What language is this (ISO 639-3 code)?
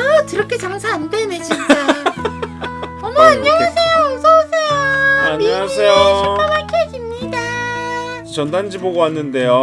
kor